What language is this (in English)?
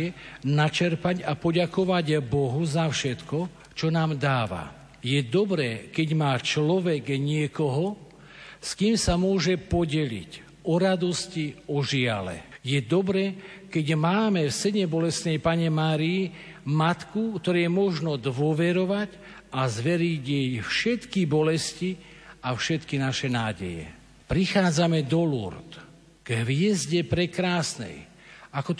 Slovak